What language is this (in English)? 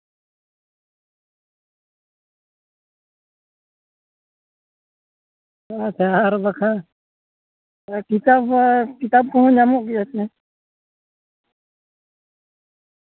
Santali